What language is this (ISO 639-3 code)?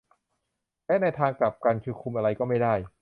tha